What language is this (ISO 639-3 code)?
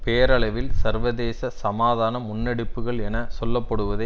tam